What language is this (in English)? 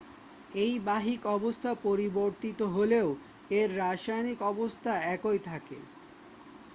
Bangla